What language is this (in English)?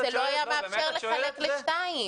Hebrew